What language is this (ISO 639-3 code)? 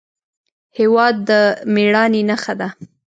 pus